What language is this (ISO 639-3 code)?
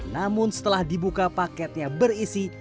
ind